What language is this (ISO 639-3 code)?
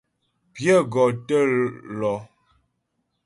bbj